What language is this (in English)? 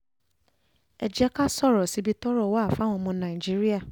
Yoruba